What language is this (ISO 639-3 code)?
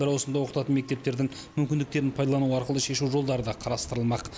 kaz